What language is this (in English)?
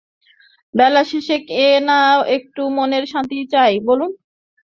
Bangla